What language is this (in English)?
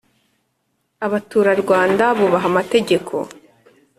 Kinyarwanda